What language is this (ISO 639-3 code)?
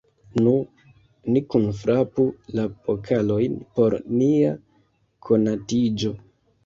epo